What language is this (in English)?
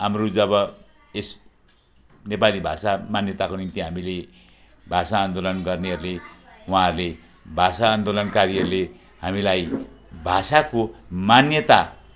Nepali